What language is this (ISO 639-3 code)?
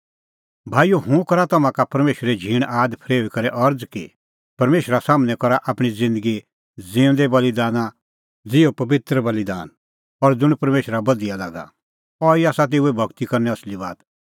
kfx